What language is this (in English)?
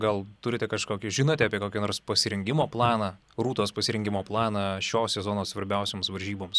Lithuanian